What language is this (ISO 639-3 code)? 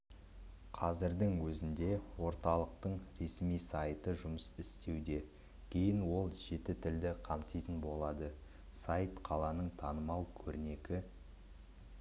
kaz